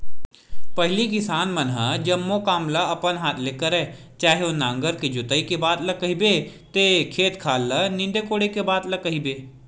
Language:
Chhattisgarhi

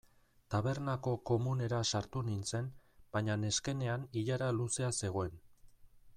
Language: Basque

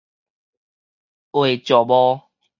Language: Min Nan Chinese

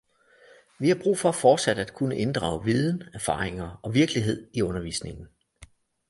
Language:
Danish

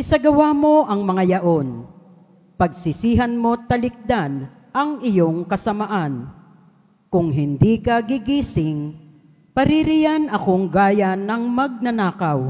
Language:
Filipino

